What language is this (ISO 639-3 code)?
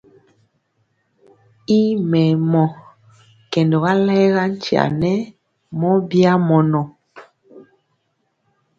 mcx